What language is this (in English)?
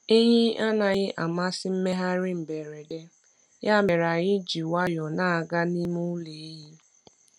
Igbo